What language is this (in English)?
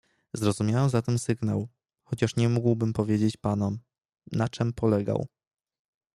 Polish